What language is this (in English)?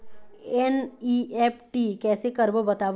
Chhattisgarhi